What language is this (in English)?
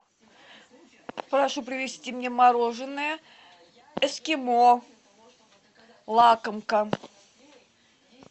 Russian